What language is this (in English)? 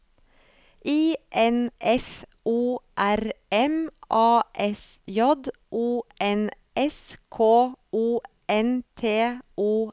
Norwegian